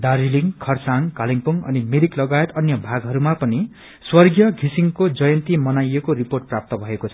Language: Nepali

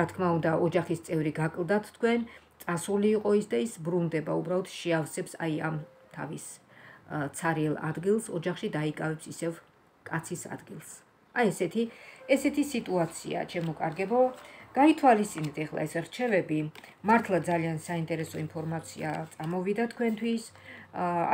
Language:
Romanian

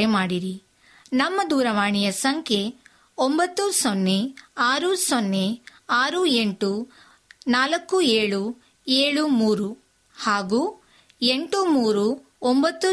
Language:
Kannada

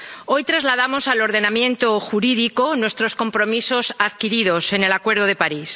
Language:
Spanish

